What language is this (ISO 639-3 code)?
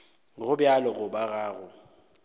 nso